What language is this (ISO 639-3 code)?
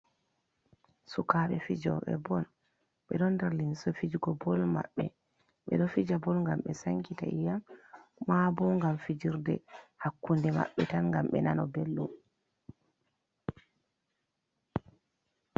ful